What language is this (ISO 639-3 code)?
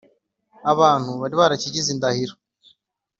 kin